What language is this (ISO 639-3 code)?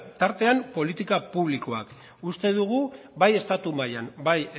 eus